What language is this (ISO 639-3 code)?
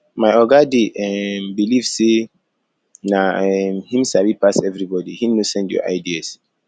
pcm